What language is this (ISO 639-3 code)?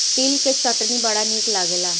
bho